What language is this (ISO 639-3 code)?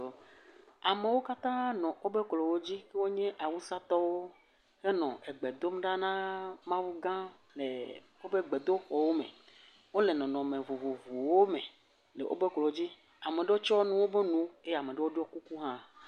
ewe